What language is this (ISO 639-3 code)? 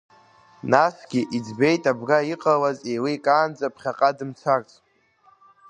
abk